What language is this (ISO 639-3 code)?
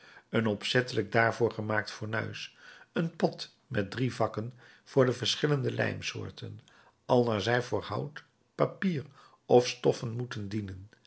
nld